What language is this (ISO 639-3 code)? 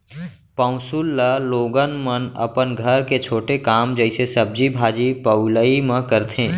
hne